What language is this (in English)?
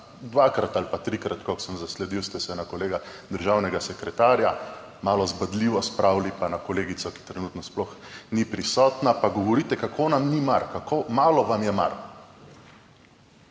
Slovenian